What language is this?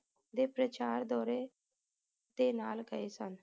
Punjabi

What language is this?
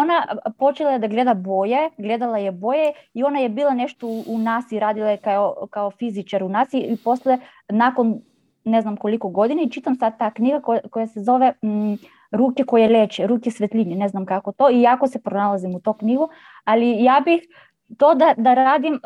Croatian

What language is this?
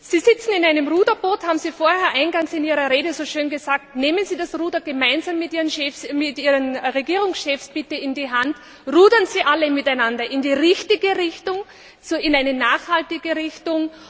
German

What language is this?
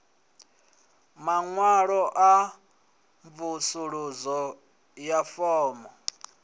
Venda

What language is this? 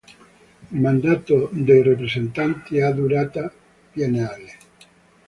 Italian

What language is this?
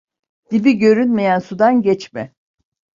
Turkish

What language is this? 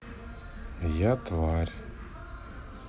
Russian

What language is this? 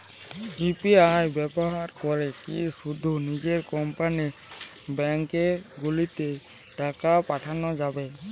Bangla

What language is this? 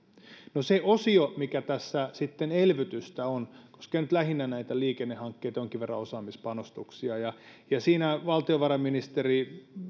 Finnish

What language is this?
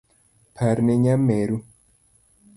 Luo (Kenya and Tanzania)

